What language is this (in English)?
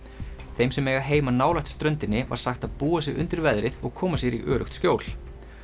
Icelandic